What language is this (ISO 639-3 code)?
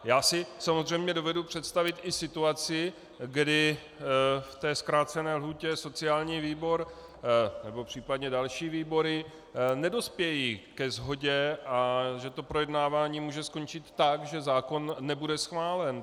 ces